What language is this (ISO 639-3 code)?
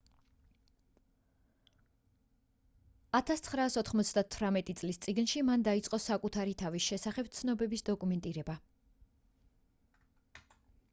kat